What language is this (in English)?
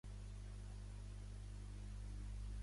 Catalan